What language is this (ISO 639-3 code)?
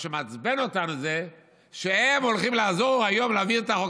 heb